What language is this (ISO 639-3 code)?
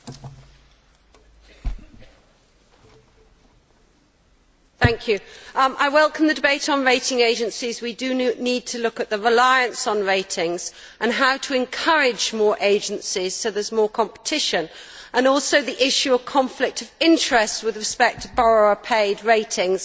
eng